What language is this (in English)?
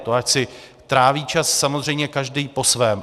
Czech